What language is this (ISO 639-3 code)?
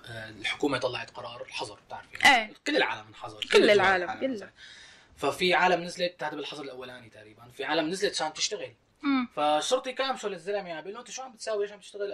ara